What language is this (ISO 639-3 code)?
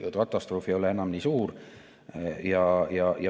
est